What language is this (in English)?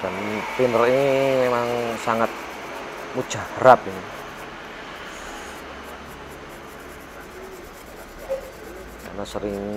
Indonesian